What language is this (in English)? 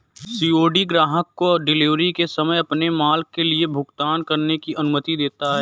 Hindi